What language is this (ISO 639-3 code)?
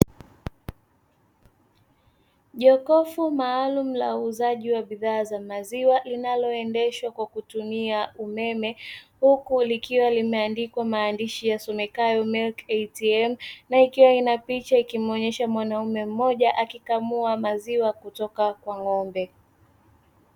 swa